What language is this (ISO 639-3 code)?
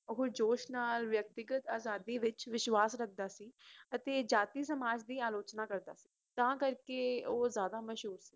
pan